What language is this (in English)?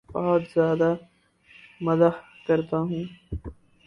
Urdu